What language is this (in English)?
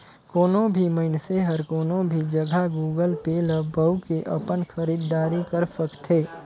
Chhattisgarhi